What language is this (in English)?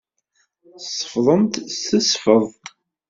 Kabyle